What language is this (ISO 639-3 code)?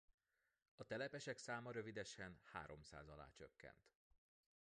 hun